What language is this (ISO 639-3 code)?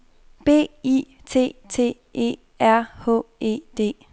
dan